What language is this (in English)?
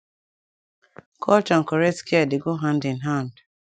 Nigerian Pidgin